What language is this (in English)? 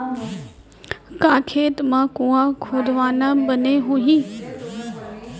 Chhattisgarhi